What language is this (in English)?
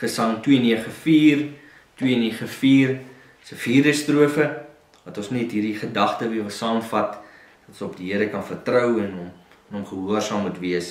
Dutch